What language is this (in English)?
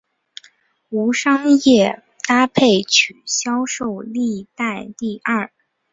Chinese